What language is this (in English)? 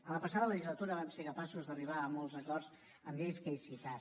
Catalan